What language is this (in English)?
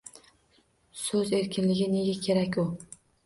Uzbek